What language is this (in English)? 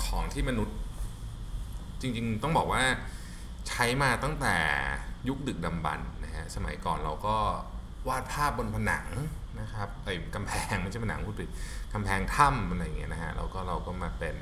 Thai